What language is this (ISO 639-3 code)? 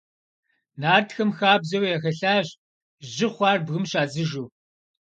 kbd